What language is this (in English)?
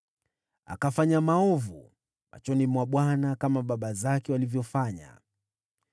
Swahili